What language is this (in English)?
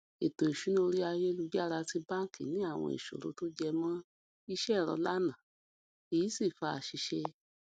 Yoruba